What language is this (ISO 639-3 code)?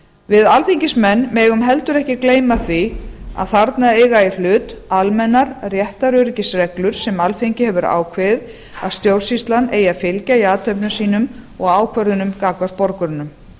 isl